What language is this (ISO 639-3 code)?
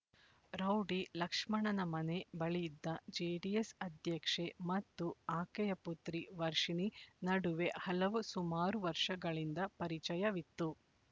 kan